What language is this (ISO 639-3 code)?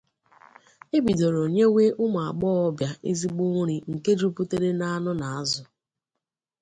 ibo